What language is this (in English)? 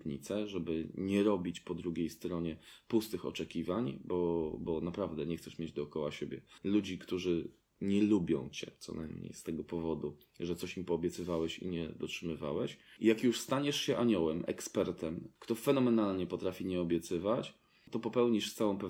Polish